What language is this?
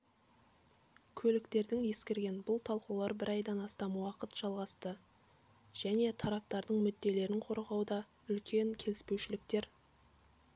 Kazakh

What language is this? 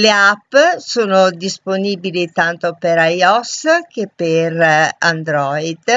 Italian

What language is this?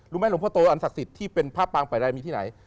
Thai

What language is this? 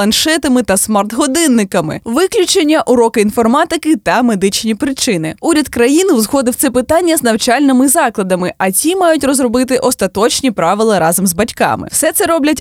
Ukrainian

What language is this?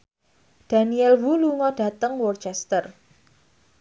Javanese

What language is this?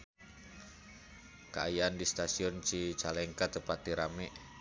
Sundanese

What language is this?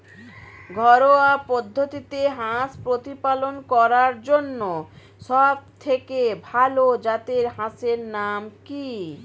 Bangla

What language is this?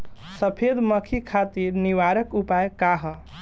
Bhojpuri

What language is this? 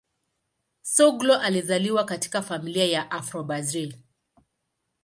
Swahili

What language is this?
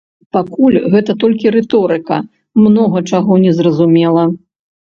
Belarusian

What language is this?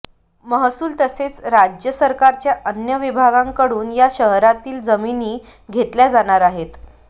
Marathi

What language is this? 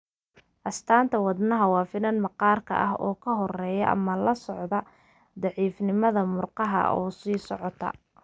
Somali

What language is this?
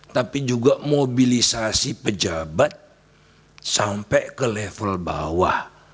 Indonesian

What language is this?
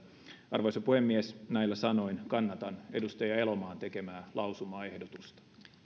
Finnish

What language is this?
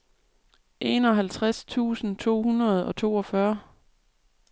Danish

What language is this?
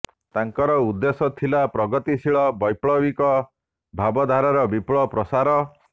Odia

